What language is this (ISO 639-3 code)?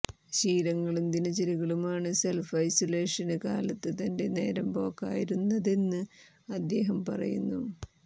mal